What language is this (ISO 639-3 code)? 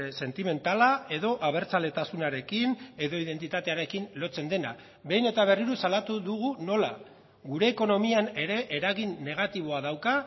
eus